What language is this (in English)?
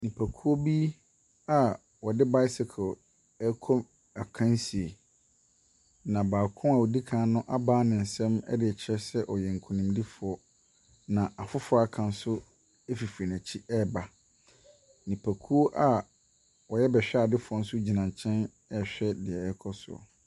Akan